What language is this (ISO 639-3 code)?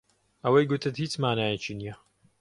ckb